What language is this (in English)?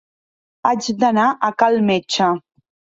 Catalan